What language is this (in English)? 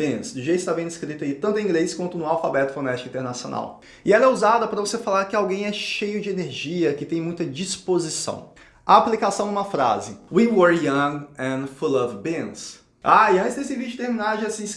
Portuguese